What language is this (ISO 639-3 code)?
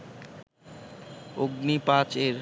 ben